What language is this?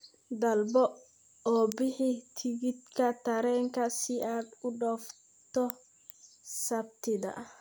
Somali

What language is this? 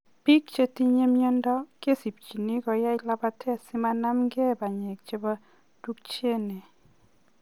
Kalenjin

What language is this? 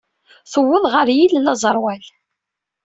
Kabyle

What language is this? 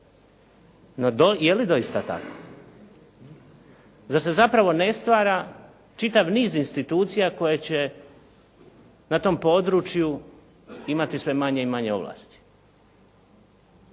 Croatian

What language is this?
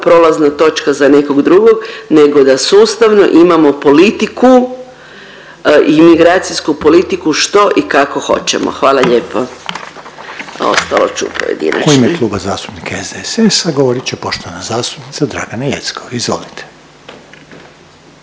Croatian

